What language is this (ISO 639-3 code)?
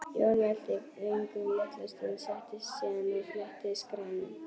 isl